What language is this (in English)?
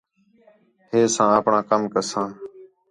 Khetrani